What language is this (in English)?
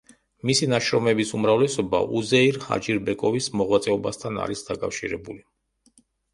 Georgian